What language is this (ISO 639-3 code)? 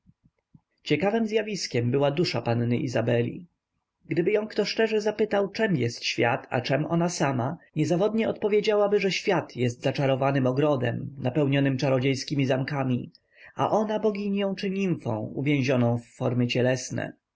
pol